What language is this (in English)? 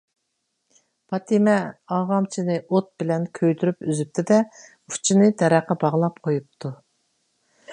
Uyghur